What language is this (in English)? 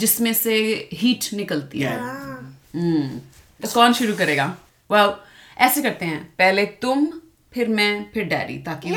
Hindi